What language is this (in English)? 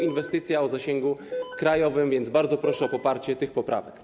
Polish